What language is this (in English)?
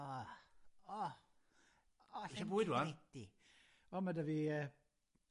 Welsh